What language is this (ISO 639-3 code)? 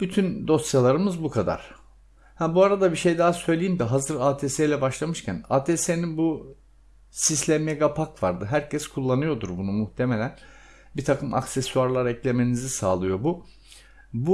tur